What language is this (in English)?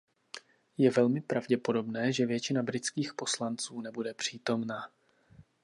Czech